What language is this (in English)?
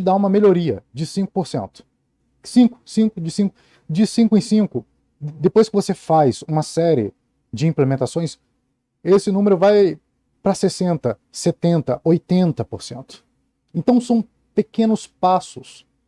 Portuguese